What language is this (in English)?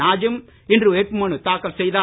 Tamil